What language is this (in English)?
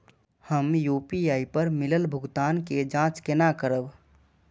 Maithili